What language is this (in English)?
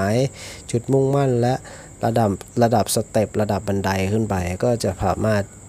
Thai